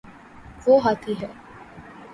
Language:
Urdu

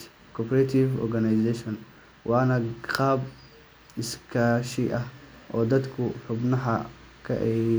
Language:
Somali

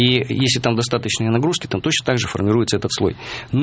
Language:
Russian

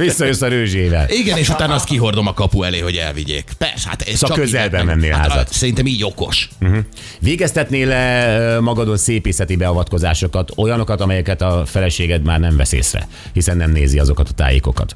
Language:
Hungarian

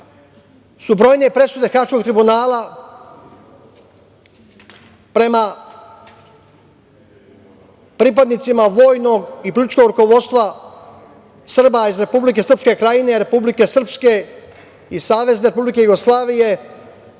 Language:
Serbian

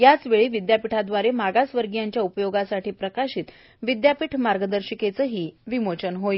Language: Marathi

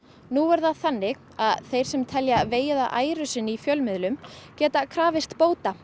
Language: Icelandic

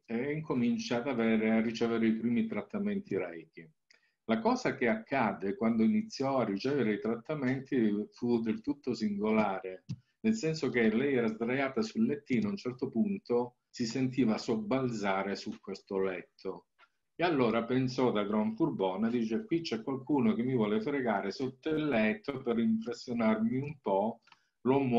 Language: Italian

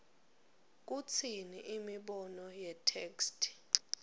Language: Swati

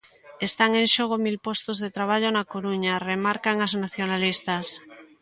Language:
Galician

